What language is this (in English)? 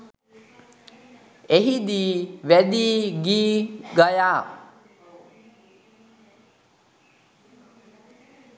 Sinhala